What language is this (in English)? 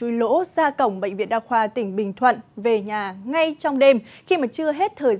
Vietnamese